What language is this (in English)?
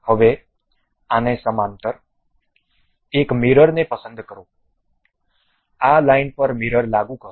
Gujarati